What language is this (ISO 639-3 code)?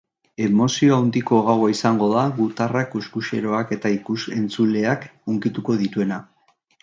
eus